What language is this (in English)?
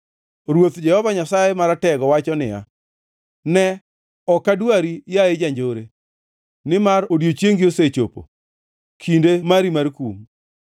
Luo (Kenya and Tanzania)